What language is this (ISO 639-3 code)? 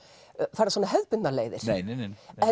isl